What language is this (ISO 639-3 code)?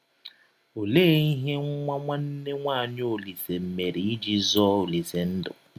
ibo